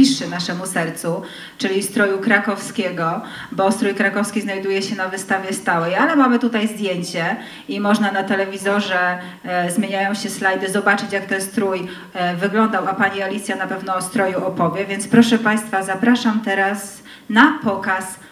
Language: Polish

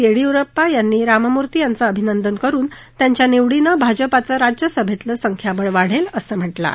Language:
Marathi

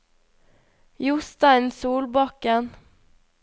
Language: Norwegian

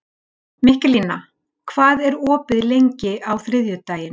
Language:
Icelandic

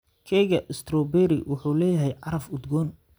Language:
Somali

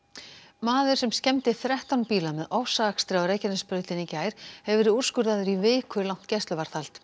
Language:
Icelandic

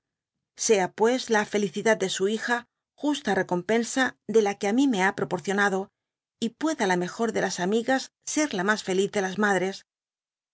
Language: Spanish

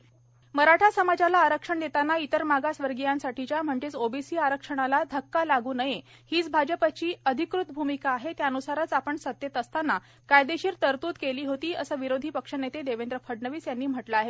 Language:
Marathi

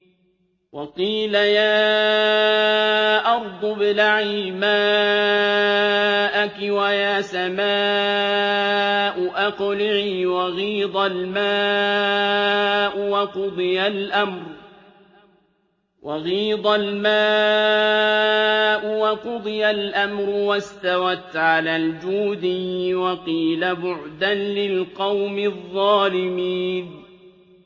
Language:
Arabic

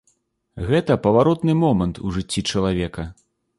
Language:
Belarusian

